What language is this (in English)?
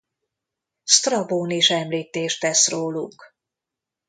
Hungarian